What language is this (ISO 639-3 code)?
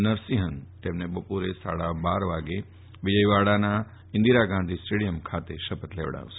guj